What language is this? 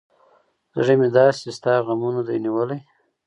Pashto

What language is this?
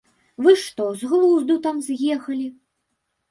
Belarusian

